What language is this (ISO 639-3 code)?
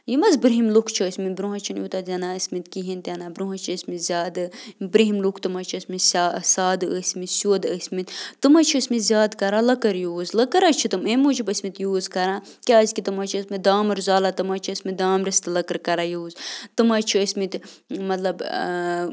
kas